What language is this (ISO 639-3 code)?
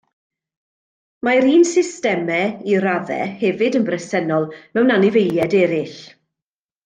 cym